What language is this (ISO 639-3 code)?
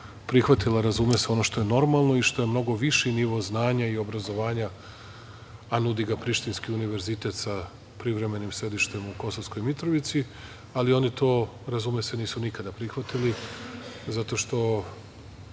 srp